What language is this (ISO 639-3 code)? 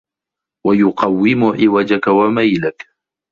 ara